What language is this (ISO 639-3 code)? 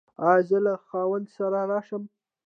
pus